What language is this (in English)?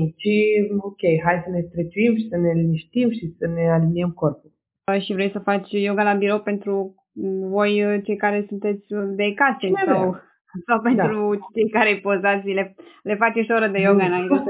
Romanian